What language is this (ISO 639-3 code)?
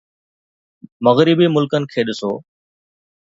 snd